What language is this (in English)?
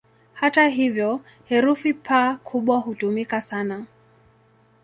Swahili